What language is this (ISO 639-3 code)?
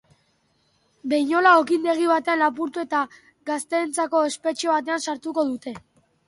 eus